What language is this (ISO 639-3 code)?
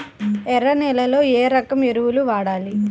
tel